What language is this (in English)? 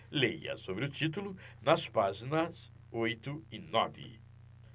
Portuguese